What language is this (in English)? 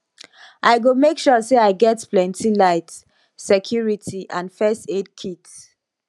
Nigerian Pidgin